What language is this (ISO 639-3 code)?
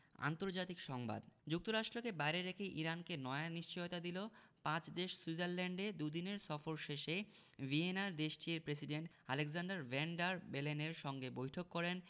ben